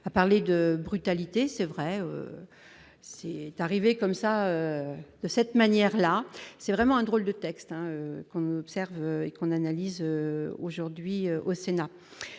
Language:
French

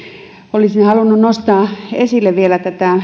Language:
Finnish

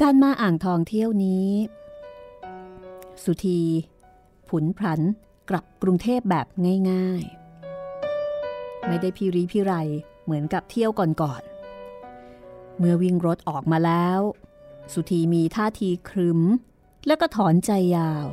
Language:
Thai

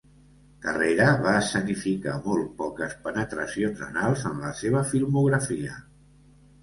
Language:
Catalan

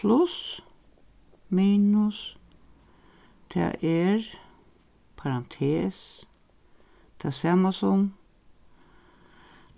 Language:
Faroese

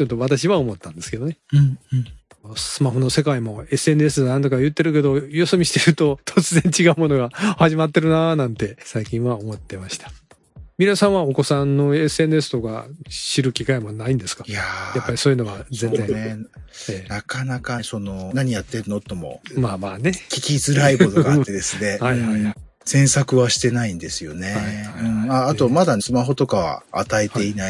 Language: Japanese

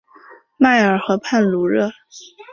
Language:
Chinese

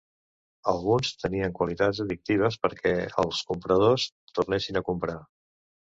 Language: Catalan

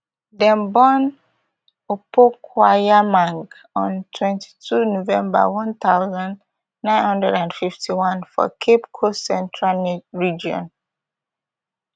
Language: Nigerian Pidgin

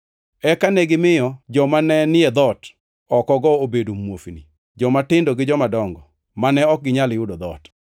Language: Luo (Kenya and Tanzania)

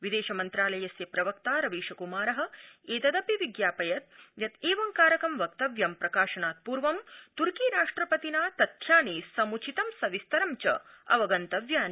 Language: Sanskrit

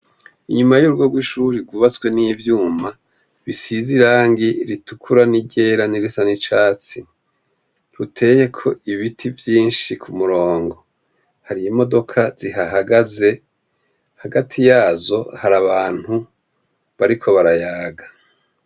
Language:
Rundi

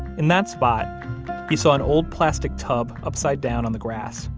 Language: English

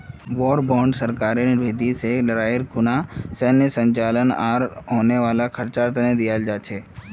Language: Magahi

